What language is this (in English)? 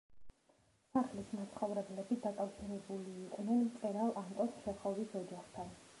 Georgian